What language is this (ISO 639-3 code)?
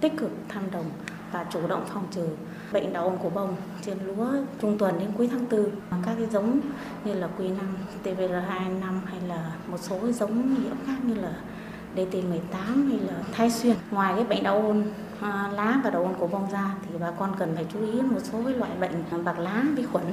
vie